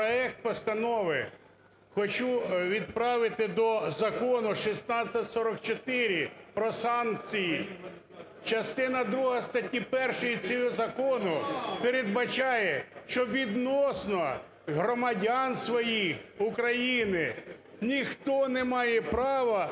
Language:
Ukrainian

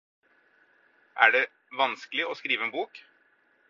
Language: Norwegian Bokmål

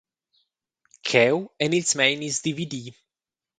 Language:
Romansh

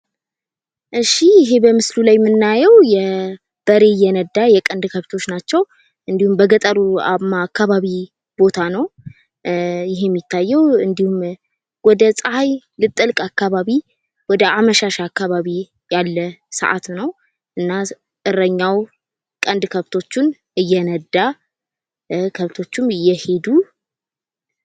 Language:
Amharic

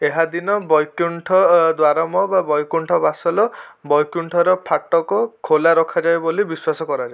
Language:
Odia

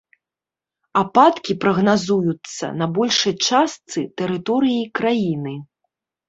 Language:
Belarusian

